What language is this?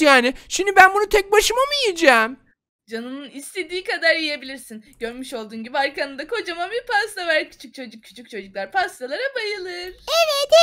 Turkish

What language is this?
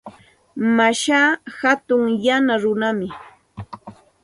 Santa Ana de Tusi Pasco Quechua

